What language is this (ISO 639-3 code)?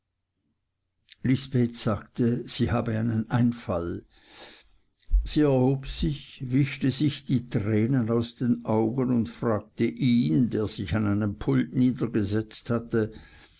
deu